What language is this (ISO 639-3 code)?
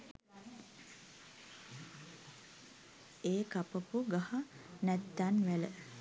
sin